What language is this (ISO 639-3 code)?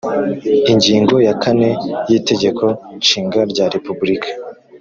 kin